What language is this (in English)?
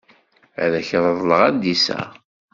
Kabyle